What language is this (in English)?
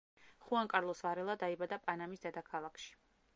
Georgian